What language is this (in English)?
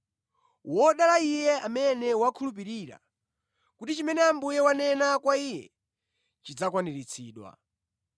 Nyanja